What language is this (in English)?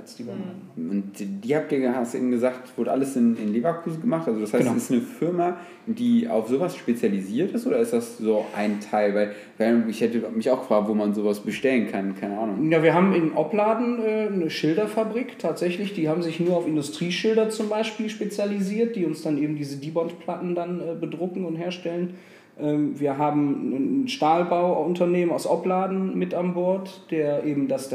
German